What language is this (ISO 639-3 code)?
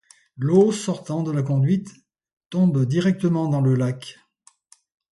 fra